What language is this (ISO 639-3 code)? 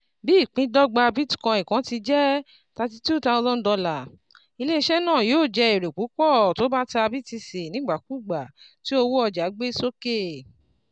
yor